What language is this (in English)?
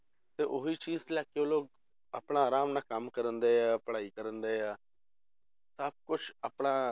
Punjabi